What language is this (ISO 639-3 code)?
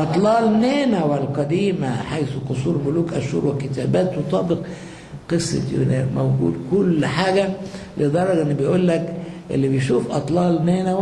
ara